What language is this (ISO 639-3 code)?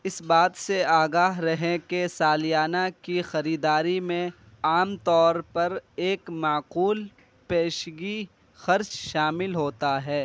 urd